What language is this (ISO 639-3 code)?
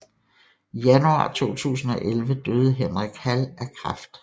dan